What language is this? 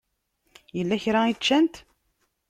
Kabyle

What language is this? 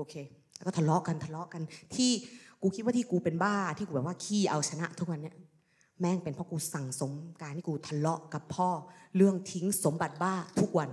Thai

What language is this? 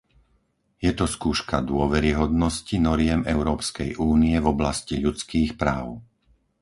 Slovak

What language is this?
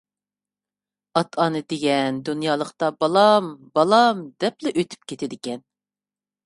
Uyghur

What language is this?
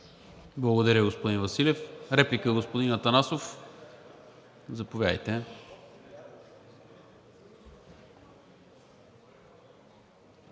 Bulgarian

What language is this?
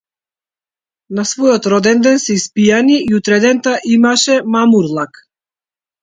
Macedonian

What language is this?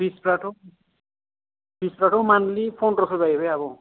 Bodo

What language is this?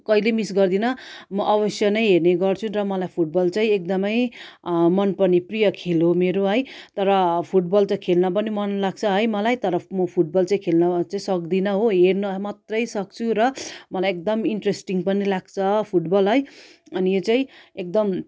Nepali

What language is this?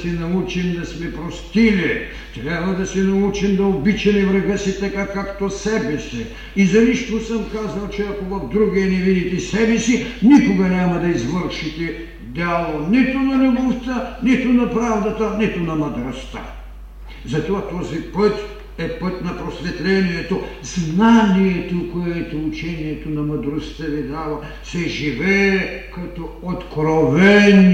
Bulgarian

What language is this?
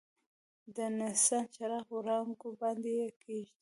Pashto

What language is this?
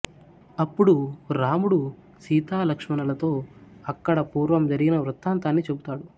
Telugu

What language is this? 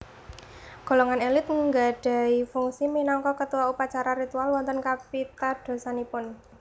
Javanese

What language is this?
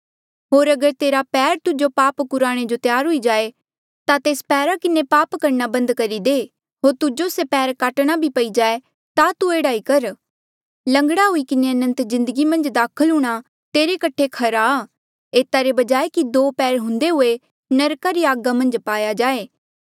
Mandeali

